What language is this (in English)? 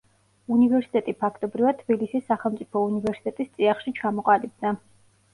Georgian